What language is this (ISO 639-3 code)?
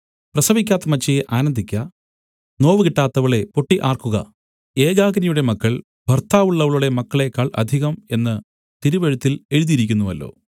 mal